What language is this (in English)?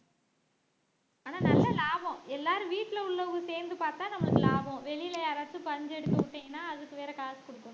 Tamil